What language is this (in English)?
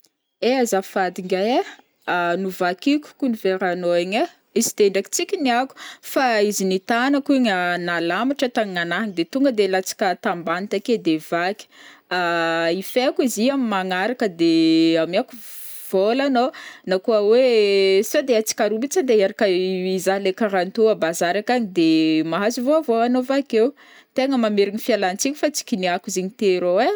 Northern Betsimisaraka Malagasy